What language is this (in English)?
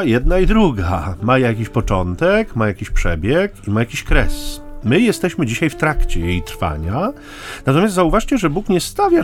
Polish